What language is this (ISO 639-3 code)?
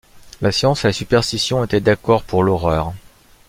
fra